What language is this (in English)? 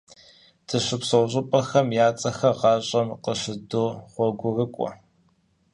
Kabardian